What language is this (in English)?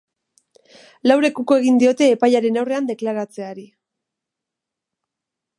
Basque